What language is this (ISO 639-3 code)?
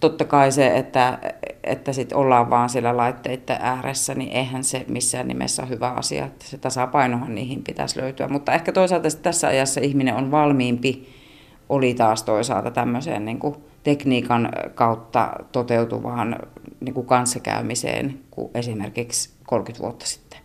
fin